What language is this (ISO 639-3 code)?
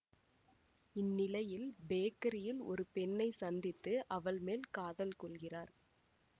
tam